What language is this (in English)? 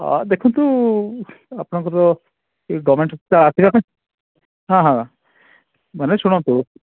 Odia